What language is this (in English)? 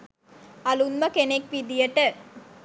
Sinhala